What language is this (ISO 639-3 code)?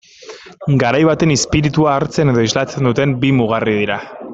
eus